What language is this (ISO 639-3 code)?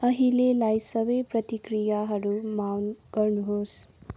nep